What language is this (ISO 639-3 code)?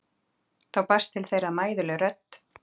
isl